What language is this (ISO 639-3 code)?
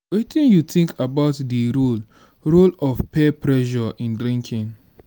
pcm